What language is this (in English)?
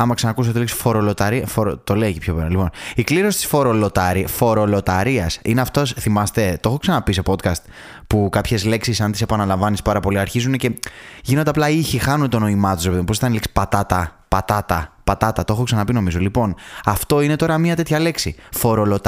Greek